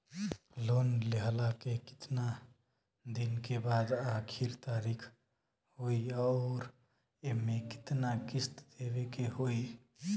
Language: Bhojpuri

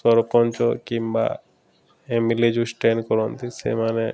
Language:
Odia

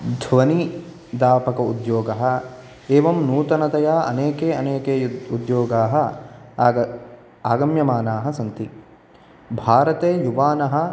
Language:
Sanskrit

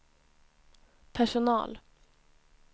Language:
Swedish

